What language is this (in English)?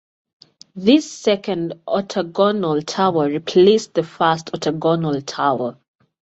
English